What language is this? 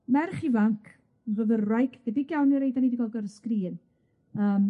Welsh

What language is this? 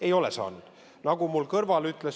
Estonian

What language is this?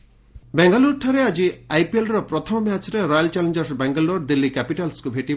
Odia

